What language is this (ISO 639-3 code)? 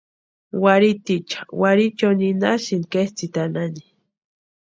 pua